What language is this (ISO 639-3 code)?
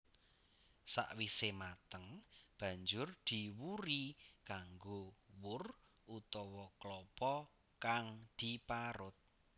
jav